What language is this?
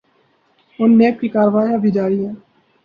Urdu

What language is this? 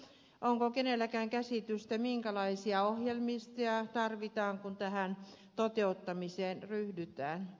Finnish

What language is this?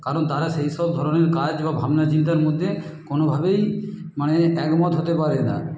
Bangla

